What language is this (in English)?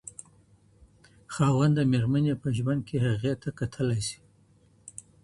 Pashto